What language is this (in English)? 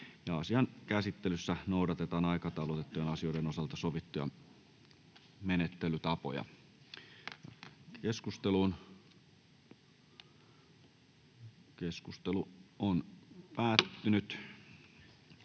Finnish